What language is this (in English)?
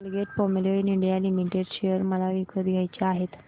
Marathi